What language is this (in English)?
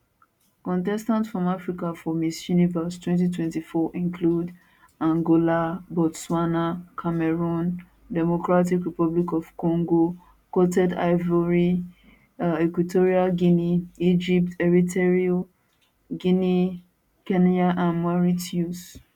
Nigerian Pidgin